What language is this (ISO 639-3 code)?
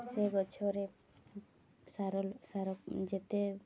ori